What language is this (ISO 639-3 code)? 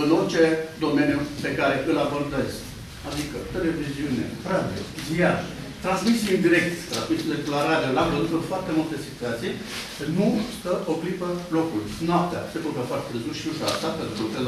ron